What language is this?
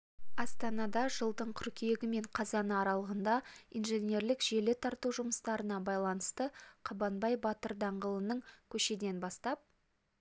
Kazakh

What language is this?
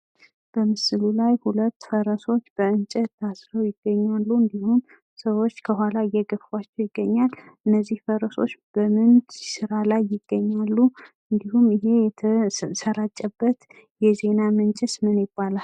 Amharic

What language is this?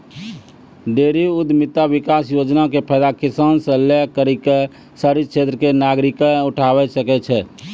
Maithili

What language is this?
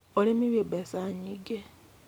Kikuyu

